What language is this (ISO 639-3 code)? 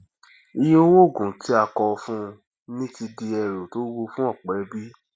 yor